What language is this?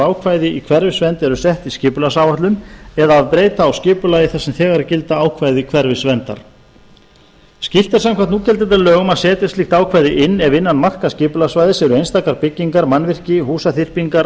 Icelandic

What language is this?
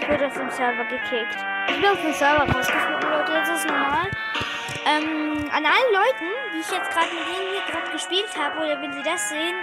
German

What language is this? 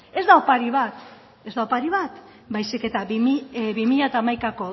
Basque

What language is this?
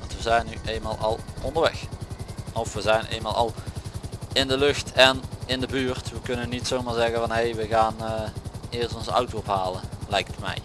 Dutch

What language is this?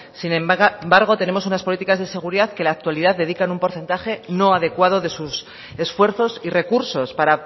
Spanish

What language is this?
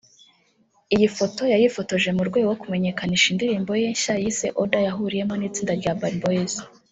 Kinyarwanda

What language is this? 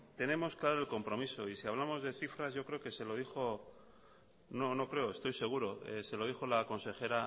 Spanish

